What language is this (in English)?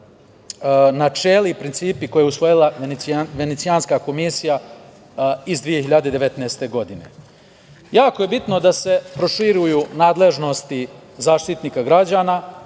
Serbian